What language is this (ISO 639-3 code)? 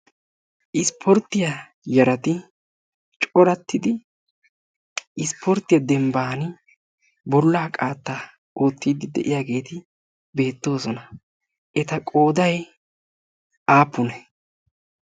wal